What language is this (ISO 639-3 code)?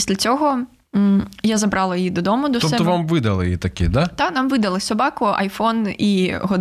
ukr